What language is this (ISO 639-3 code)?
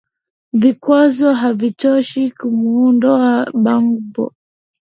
swa